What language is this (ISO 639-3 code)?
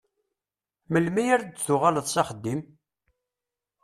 kab